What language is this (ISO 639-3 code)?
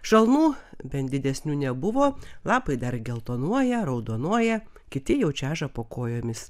lit